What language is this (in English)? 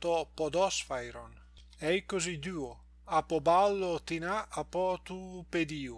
Greek